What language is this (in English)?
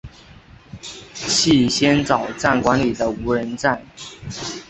Chinese